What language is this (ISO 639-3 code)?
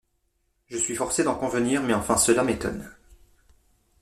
fra